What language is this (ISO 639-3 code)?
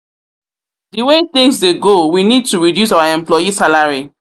pcm